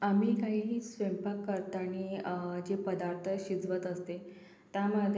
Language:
Marathi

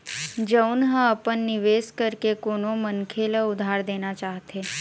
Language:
Chhattisgarhi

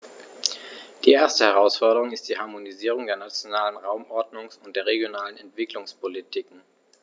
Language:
German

